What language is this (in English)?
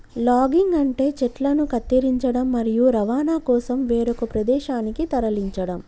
Telugu